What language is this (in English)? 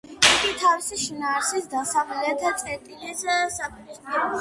Georgian